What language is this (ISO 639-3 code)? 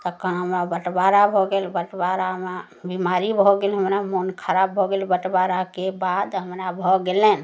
mai